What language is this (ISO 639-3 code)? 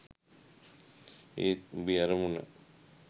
sin